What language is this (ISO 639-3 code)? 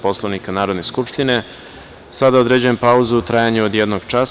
srp